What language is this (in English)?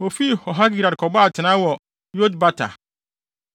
Akan